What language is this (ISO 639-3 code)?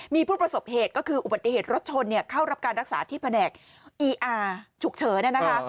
tha